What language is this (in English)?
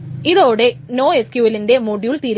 Malayalam